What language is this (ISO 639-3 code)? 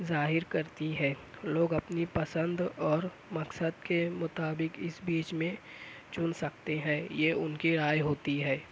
urd